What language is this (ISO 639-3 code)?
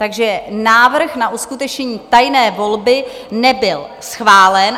ces